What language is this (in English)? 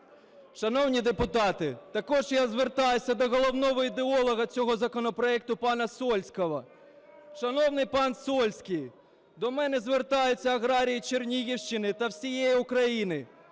Ukrainian